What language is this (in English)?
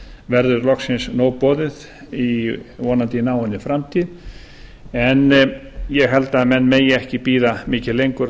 Icelandic